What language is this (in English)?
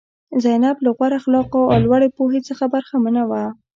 Pashto